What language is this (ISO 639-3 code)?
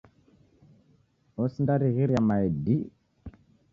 dav